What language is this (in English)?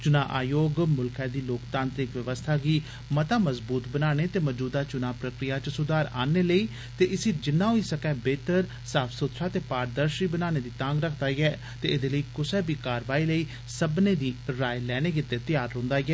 Dogri